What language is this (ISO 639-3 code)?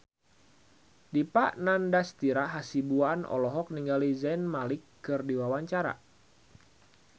sun